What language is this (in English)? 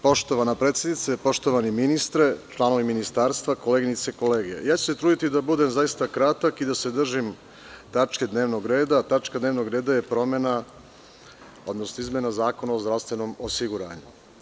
Serbian